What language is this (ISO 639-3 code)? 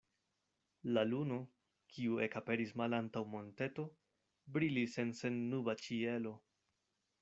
epo